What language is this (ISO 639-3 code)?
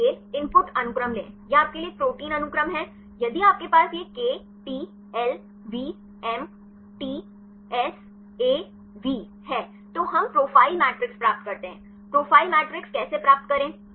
hin